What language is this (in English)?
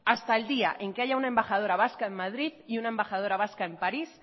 Spanish